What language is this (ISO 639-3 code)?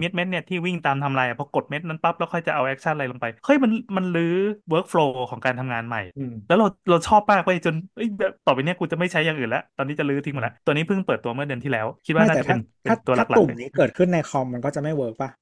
tha